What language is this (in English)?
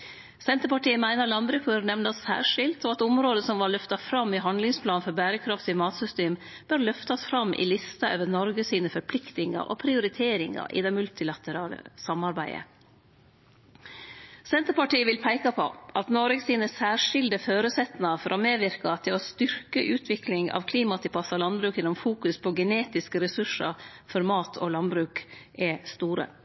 Norwegian Nynorsk